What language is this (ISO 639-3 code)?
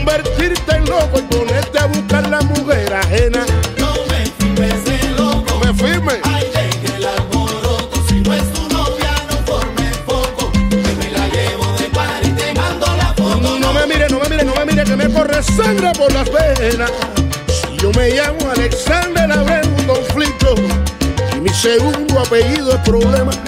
spa